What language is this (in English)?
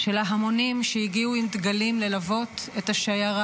Hebrew